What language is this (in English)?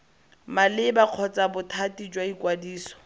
Tswana